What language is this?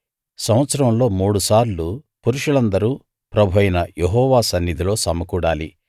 Telugu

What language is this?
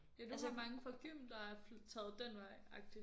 Danish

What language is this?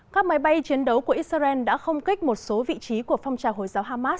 Vietnamese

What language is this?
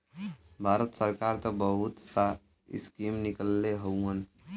Bhojpuri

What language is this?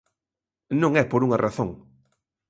Galician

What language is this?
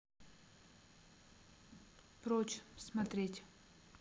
Russian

